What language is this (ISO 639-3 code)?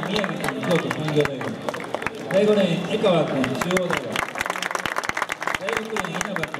jpn